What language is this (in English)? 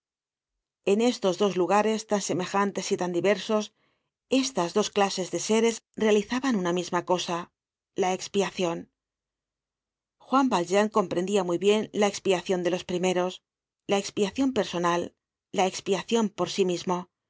Spanish